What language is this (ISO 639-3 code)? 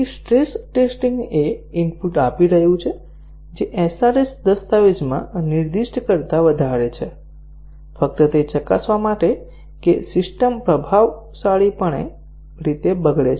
guj